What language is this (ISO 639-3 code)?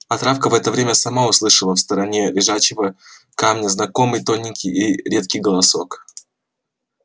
rus